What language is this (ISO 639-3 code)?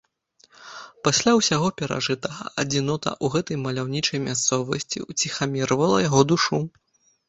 bel